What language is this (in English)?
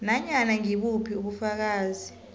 South Ndebele